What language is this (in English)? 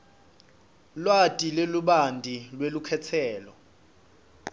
Swati